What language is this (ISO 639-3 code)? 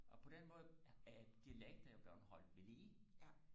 dan